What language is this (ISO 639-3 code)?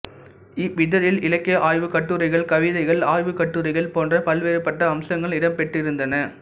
tam